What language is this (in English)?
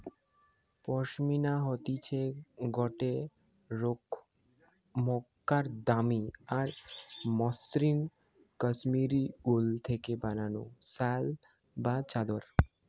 Bangla